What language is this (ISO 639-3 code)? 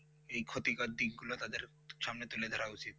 ben